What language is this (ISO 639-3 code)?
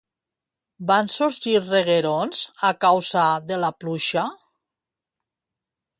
cat